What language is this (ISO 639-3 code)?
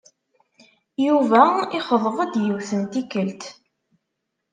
kab